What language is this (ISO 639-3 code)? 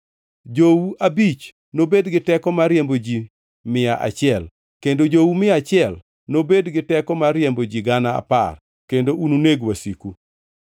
luo